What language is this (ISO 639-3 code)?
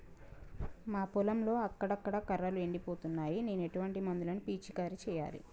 tel